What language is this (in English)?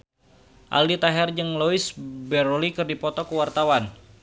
Sundanese